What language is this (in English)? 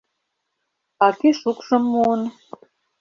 Mari